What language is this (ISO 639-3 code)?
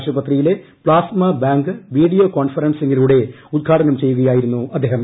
mal